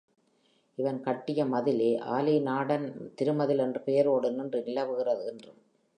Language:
Tamil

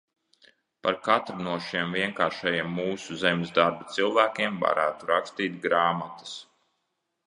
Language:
Latvian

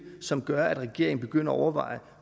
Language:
Danish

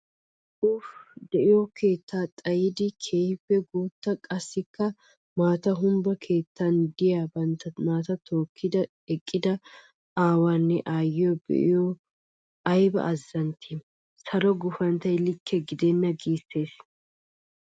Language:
Wolaytta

